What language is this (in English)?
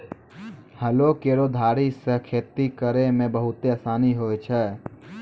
Maithili